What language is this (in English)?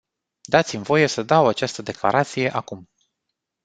Romanian